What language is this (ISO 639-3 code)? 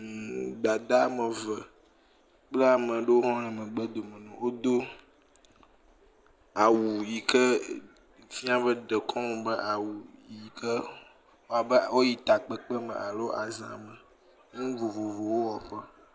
ewe